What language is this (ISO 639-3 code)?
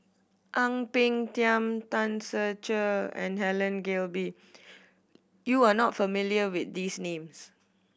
eng